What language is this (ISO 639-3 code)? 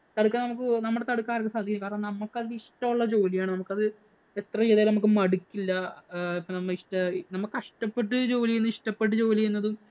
mal